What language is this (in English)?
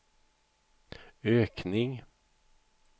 Swedish